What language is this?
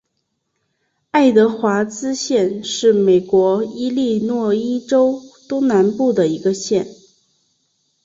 Chinese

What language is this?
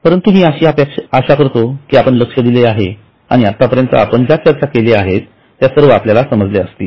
Marathi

